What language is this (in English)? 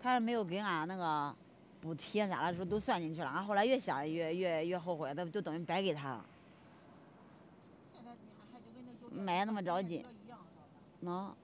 Chinese